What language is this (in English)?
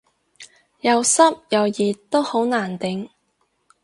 Cantonese